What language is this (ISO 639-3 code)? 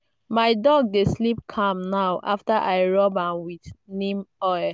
pcm